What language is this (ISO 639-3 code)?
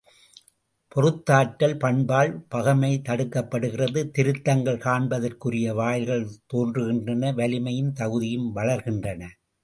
tam